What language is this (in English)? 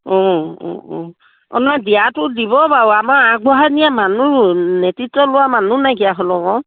Assamese